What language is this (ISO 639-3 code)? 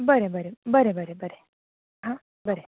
kok